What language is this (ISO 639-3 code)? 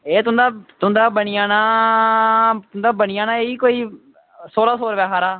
doi